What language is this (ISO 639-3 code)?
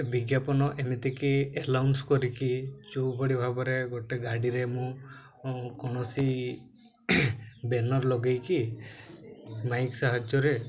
ori